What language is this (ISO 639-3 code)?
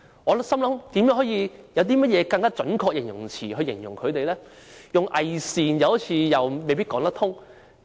yue